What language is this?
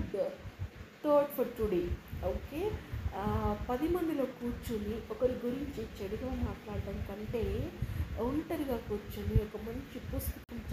Telugu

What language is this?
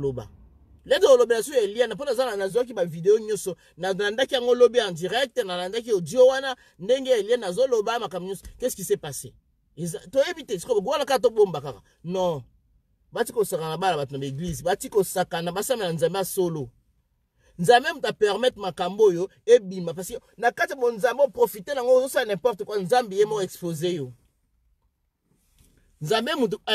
French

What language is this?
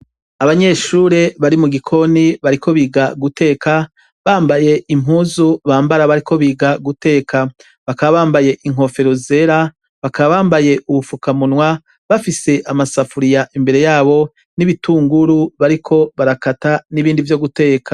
Rundi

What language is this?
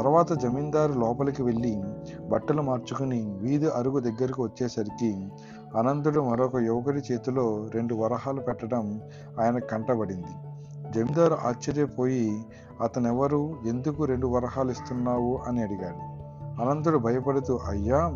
Telugu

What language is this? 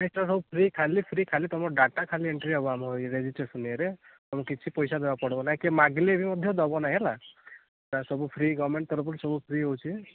Odia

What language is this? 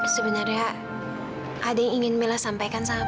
Indonesian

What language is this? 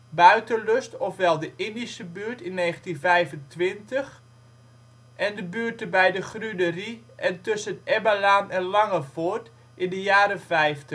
Dutch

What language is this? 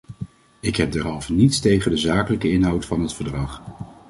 Dutch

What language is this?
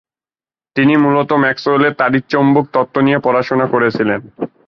Bangla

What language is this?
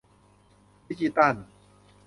Thai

